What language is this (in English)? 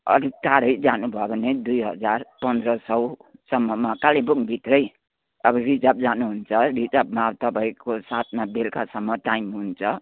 Nepali